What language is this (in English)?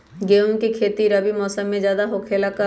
Magahi